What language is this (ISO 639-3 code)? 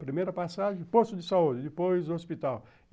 por